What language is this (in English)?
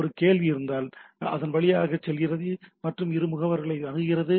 Tamil